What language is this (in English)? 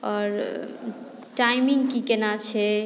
Maithili